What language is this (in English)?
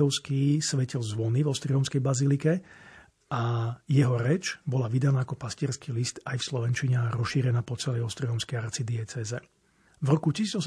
Slovak